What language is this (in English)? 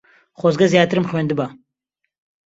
Central Kurdish